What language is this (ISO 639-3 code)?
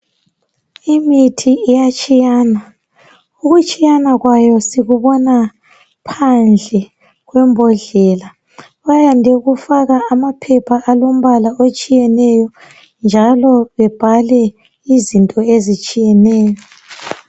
nde